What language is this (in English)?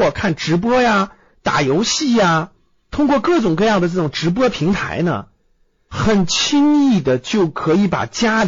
Chinese